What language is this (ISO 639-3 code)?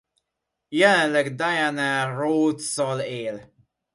hun